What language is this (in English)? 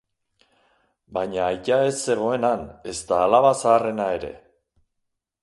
Basque